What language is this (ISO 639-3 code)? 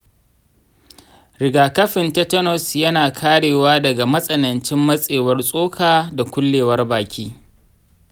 hau